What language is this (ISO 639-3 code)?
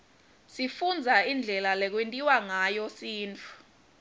ssw